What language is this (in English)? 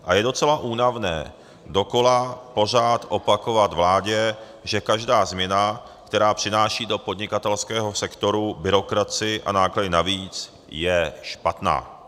Czech